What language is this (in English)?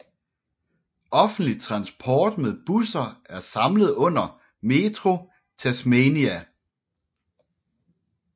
Danish